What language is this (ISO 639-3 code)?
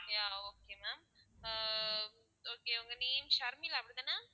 tam